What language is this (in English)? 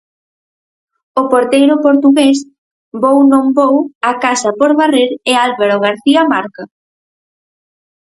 Galician